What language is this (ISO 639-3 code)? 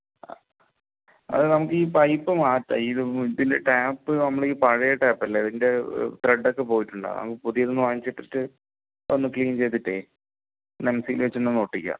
mal